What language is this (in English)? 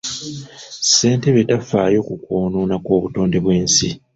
Ganda